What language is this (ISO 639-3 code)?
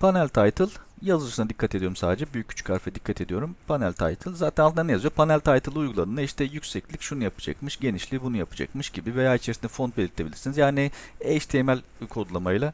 tur